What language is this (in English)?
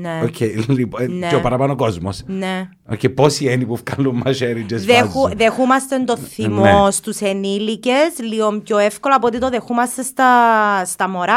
Greek